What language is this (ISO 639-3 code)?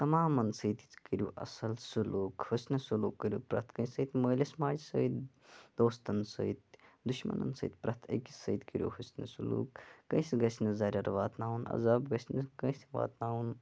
kas